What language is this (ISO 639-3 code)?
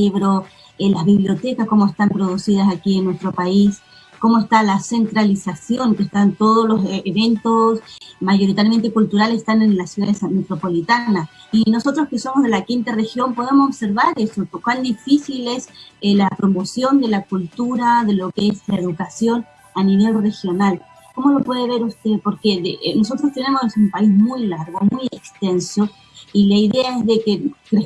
spa